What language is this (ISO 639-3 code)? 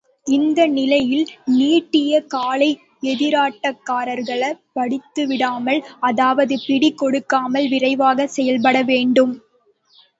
tam